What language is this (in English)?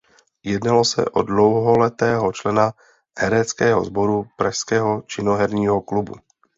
Czech